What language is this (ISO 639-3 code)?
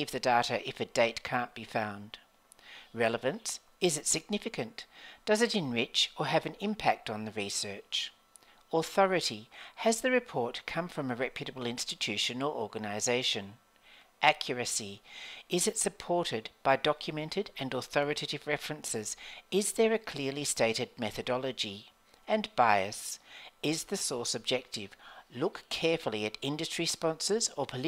eng